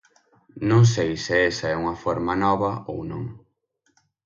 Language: Galician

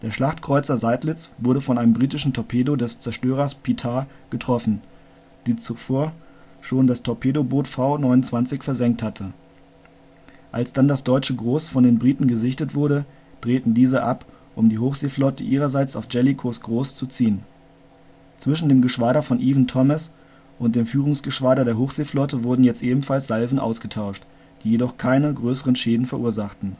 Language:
German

